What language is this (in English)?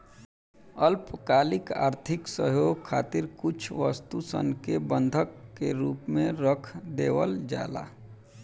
Bhojpuri